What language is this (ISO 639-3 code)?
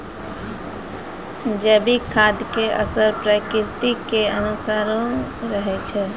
mai